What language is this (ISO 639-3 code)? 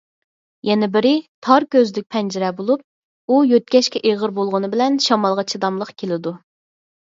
uig